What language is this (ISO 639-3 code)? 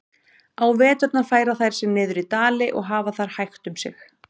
isl